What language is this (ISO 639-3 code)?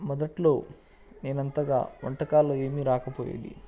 tel